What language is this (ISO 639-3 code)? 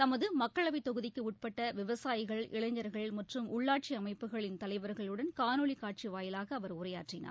tam